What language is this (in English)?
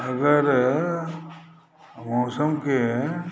Maithili